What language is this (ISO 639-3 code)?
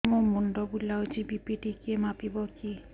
ori